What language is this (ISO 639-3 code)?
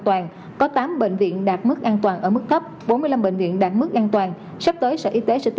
vie